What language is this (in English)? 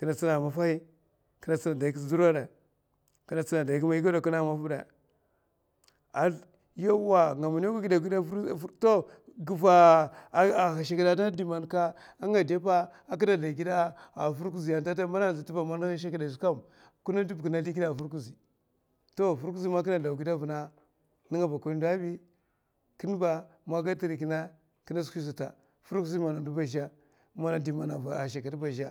Mafa